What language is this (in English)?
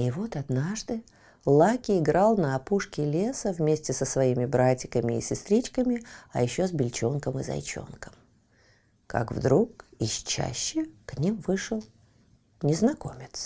Russian